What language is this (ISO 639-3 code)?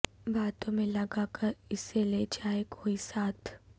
urd